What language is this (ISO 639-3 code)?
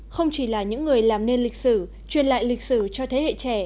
vie